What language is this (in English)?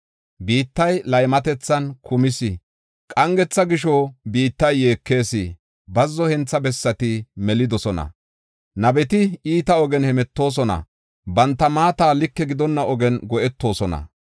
Gofa